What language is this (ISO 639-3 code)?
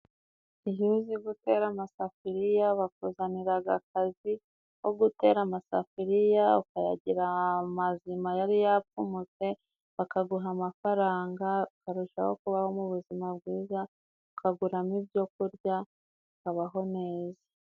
kin